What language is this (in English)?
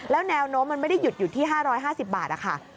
Thai